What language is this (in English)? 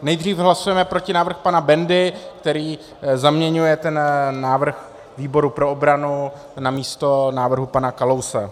Czech